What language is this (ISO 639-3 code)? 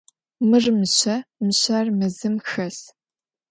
ady